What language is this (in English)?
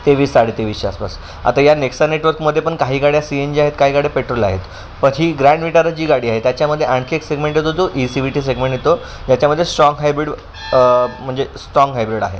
Marathi